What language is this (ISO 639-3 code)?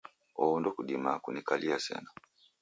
dav